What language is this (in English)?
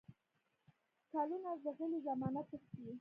Pashto